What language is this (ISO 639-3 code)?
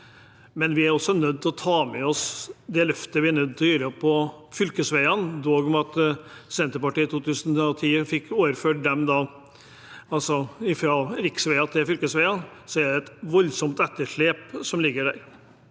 nor